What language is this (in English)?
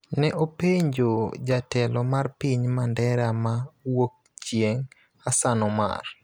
Luo (Kenya and Tanzania)